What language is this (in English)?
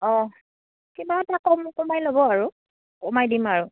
Assamese